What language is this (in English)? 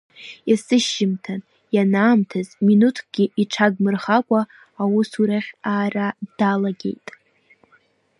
Abkhazian